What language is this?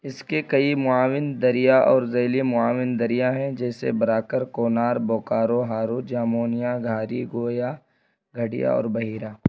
Urdu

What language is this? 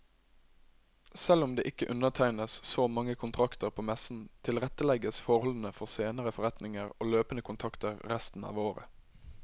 Norwegian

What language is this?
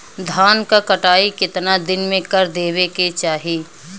Bhojpuri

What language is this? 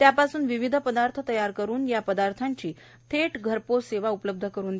Marathi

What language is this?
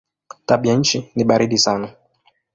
Swahili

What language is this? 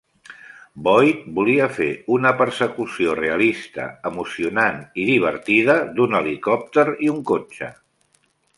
Catalan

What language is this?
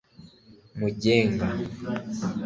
Kinyarwanda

